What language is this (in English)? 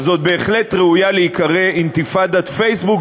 Hebrew